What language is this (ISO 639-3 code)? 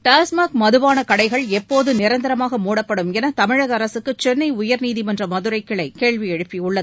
tam